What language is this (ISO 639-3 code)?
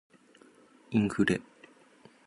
jpn